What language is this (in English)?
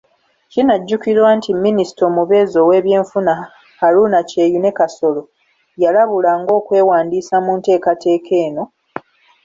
Ganda